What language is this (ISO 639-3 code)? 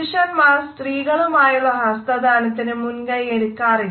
mal